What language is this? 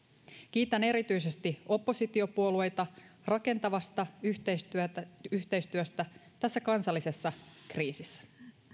Finnish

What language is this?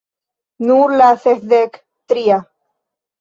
Esperanto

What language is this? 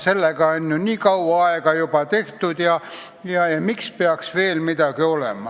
Estonian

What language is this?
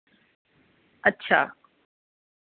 Dogri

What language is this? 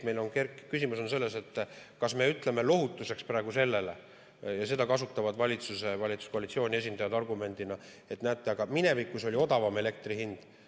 Estonian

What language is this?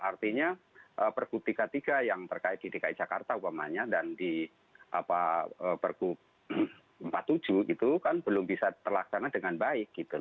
Indonesian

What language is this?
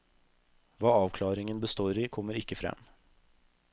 Norwegian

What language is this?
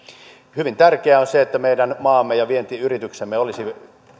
Finnish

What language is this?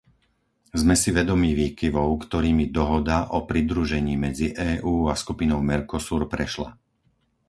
Slovak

